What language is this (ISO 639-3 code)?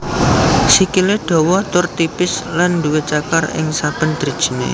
jav